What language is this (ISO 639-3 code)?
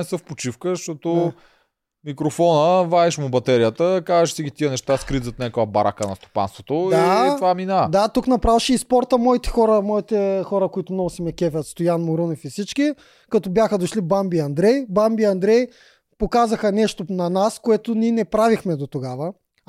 bul